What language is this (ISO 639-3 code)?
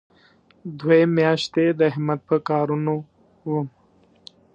pus